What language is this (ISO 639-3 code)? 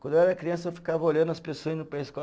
por